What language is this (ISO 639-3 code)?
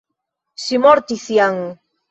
epo